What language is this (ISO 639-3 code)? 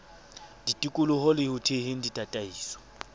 sot